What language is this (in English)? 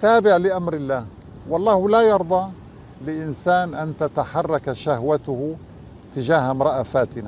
Arabic